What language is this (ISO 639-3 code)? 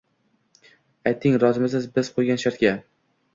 uzb